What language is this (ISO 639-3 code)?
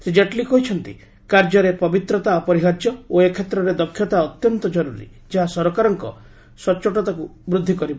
ori